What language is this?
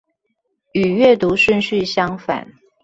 Chinese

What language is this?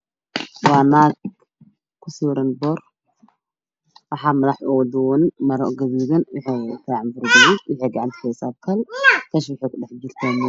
Somali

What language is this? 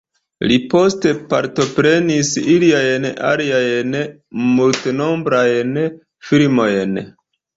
Esperanto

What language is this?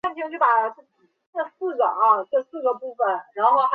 Chinese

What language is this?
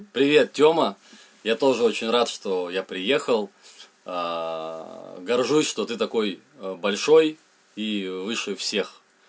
Russian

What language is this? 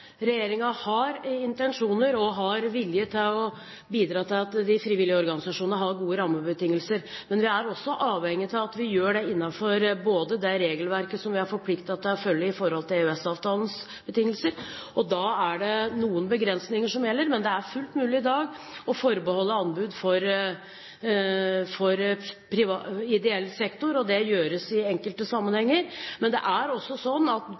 Norwegian Bokmål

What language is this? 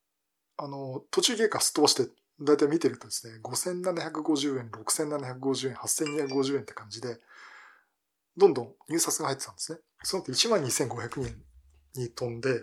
Japanese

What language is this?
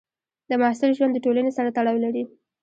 Pashto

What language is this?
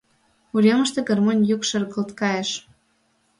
Mari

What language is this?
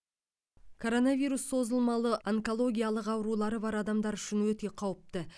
Kazakh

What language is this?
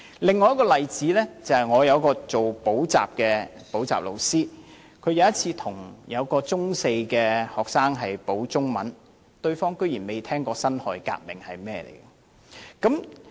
Cantonese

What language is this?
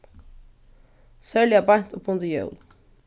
Faroese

